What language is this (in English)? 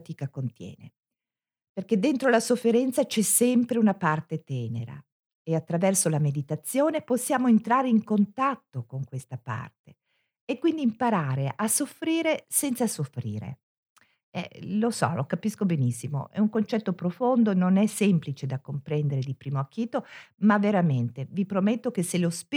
Italian